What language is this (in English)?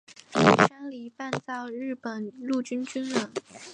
Chinese